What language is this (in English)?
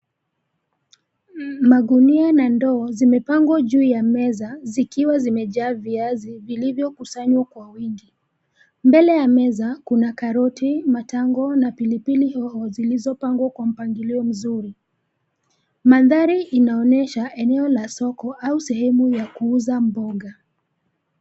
Swahili